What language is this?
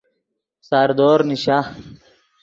Yidgha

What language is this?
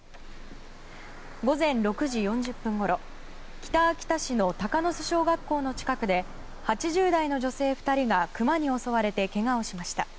Japanese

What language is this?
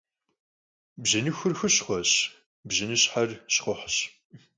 Kabardian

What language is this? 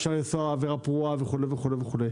Hebrew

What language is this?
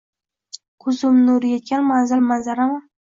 Uzbek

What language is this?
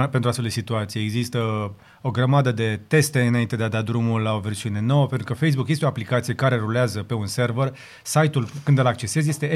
Romanian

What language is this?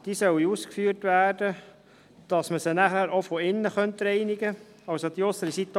Swiss German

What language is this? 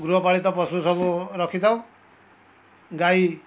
Odia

